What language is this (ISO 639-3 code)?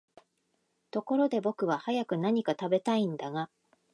jpn